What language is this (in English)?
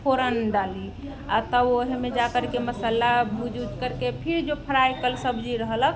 Maithili